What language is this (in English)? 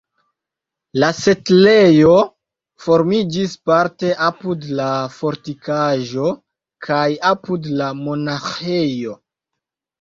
Esperanto